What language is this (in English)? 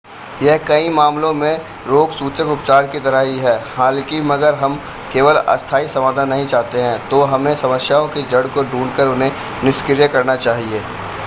Hindi